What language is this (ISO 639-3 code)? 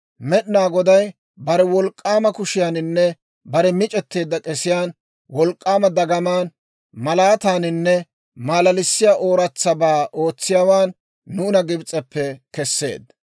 dwr